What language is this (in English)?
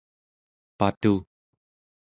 Central Yupik